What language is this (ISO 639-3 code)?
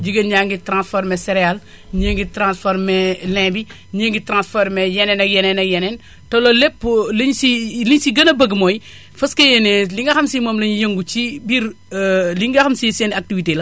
wol